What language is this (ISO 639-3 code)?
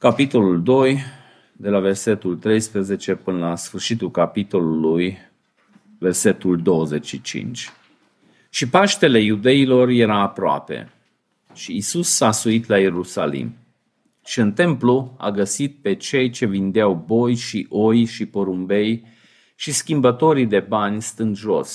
ron